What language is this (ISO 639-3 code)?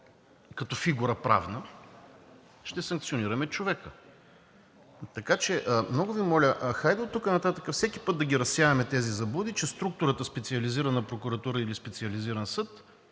bul